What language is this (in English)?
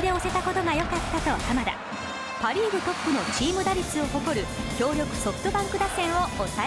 Japanese